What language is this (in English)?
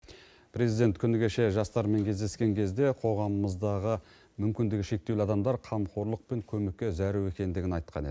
Kazakh